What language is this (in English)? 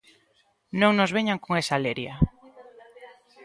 Galician